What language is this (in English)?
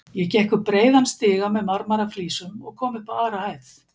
Icelandic